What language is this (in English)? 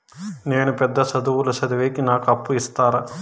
Telugu